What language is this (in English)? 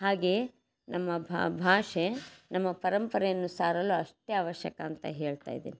Kannada